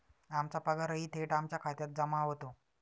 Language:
Marathi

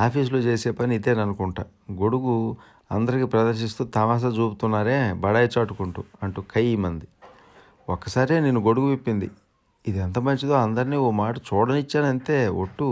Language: Telugu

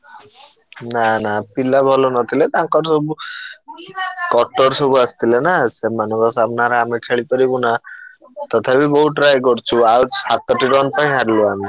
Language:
Odia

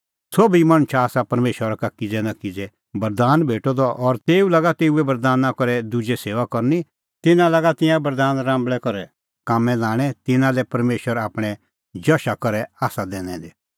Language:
Kullu Pahari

